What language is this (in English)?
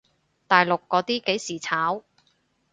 Cantonese